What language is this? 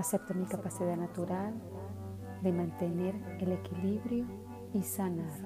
Spanish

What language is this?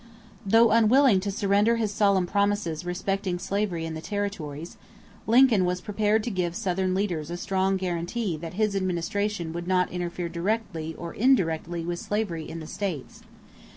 English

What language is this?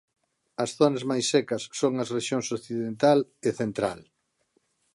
Galician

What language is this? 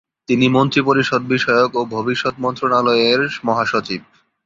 Bangla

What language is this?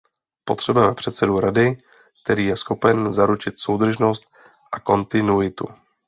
Czech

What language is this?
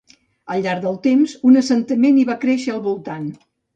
Catalan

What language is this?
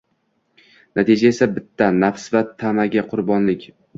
Uzbek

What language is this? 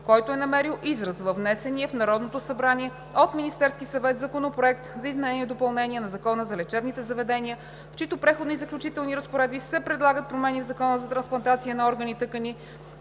Bulgarian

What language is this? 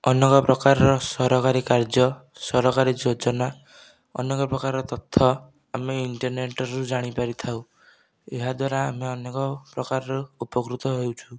Odia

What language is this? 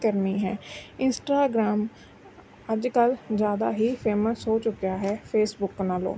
Punjabi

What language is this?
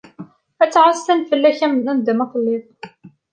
Kabyle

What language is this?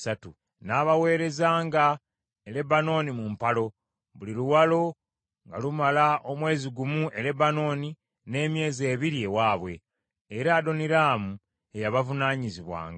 Ganda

